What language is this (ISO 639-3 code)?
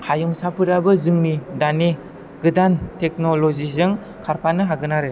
brx